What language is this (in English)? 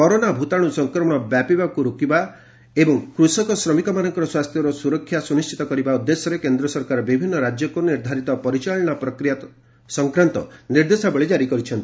Odia